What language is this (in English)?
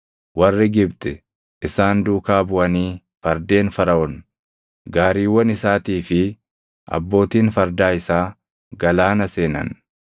Oromo